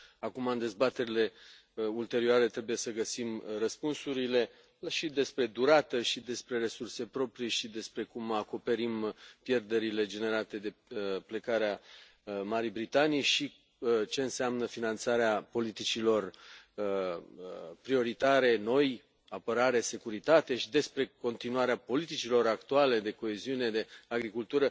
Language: Romanian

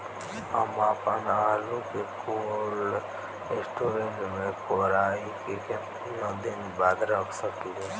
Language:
Bhojpuri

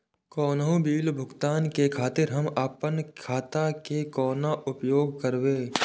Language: Maithili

